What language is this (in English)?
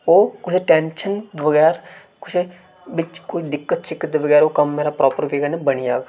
Dogri